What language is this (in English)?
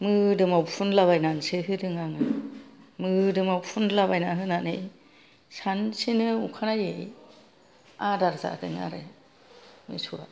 Bodo